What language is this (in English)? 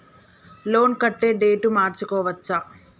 Telugu